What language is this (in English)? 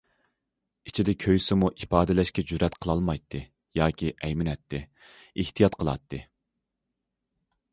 Uyghur